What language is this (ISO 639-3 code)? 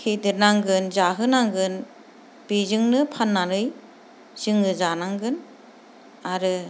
brx